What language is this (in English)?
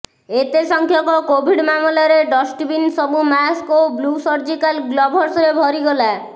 Odia